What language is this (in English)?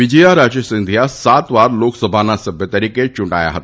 Gujarati